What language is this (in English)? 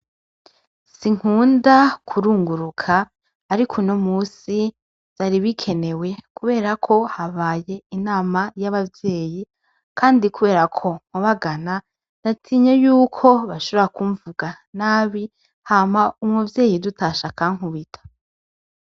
Rundi